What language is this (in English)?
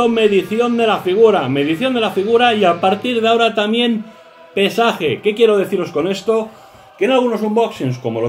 Spanish